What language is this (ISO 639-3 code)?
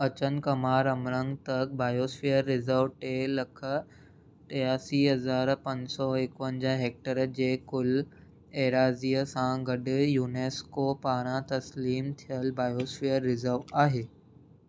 snd